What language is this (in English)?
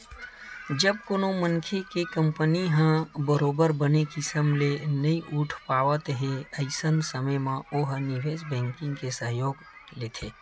Chhattisgarhi